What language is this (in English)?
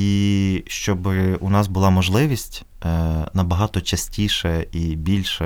Ukrainian